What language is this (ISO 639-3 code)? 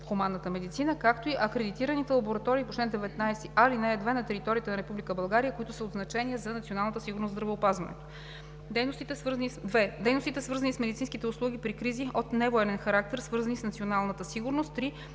bul